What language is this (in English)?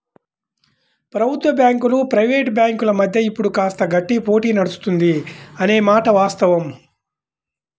Telugu